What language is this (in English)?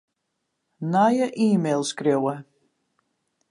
Western Frisian